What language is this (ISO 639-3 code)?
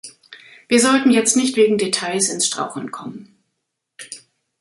deu